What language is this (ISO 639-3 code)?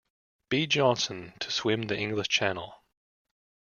eng